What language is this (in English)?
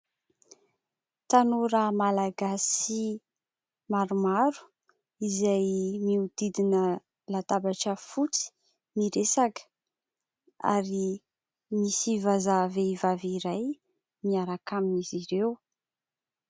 Malagasy